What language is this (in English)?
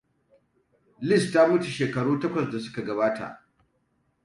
Hausa